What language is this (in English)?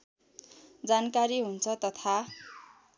Nepali